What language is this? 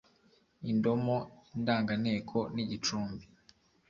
Kinyarwanda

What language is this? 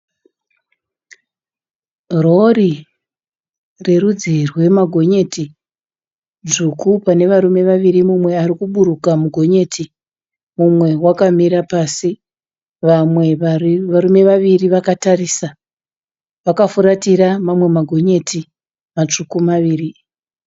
Shona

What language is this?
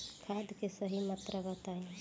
Bhojpuri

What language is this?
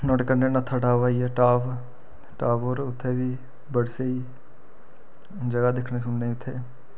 Dogri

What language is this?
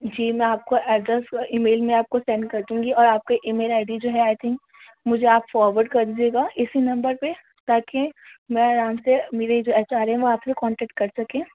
Urdu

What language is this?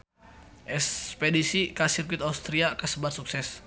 Sundanese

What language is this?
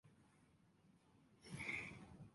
Japanese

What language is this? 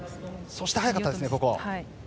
Japanese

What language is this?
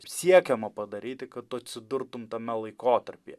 Lithuanian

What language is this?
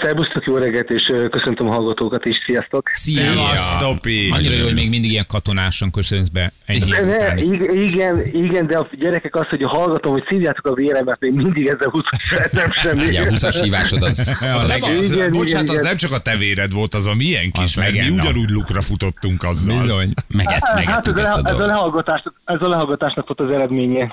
Hungarian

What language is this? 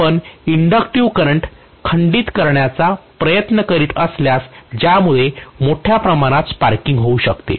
Marathi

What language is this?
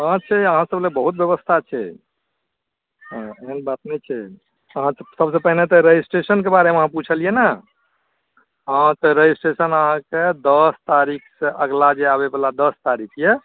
Maithili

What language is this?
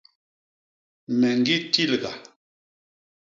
Basaa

